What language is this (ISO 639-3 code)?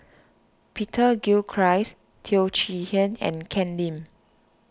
eng